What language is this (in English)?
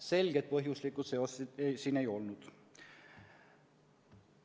Estonian